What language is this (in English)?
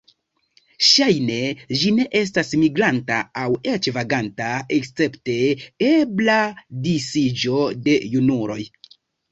Esperanto